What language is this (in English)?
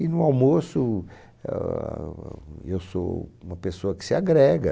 Portuguese